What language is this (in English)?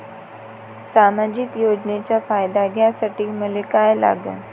Marathi